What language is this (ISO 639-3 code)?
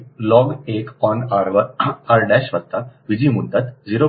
guj